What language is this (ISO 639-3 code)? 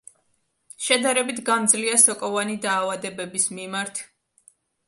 kat